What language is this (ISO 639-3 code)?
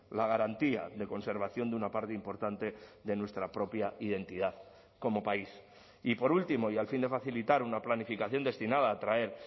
spa